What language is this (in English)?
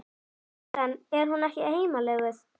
Icelandic